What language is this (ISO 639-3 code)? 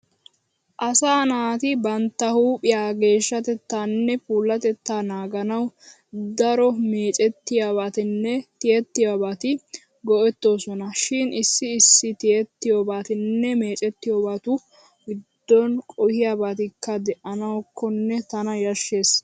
wal